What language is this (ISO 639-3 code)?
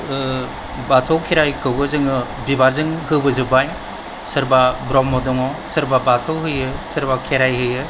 brx